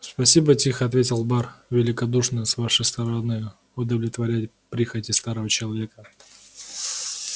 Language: Russian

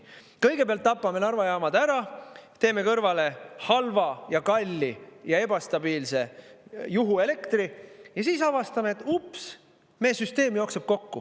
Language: Estonian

